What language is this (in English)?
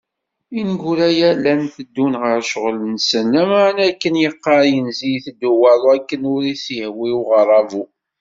Kabyle